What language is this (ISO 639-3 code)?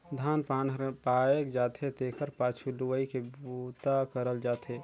hne